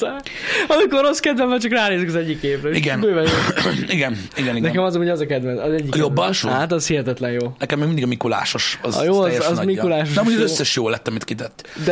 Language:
Hungarian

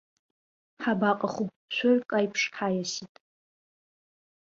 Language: Abkhazian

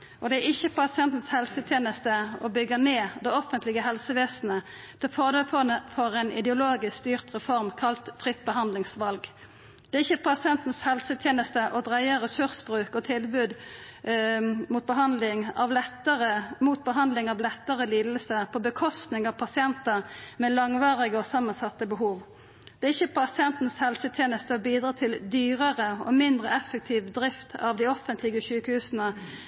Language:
Norwegian Nynorsk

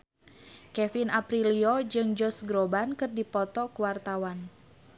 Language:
Sundanese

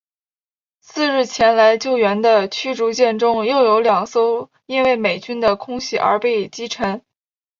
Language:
Chinese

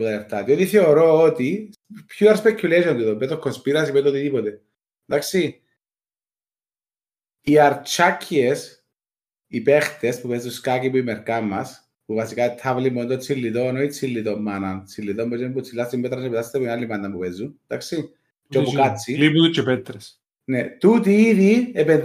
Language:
Greek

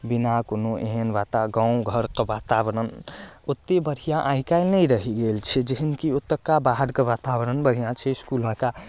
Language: Maithili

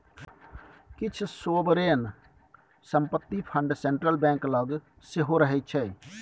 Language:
Maithili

